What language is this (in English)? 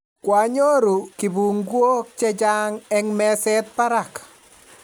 Kalenjin